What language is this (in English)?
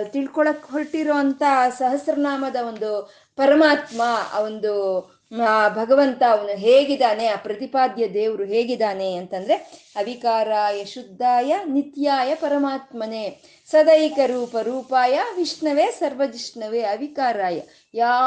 Kannada